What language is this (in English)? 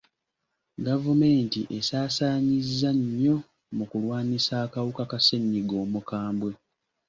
Ganda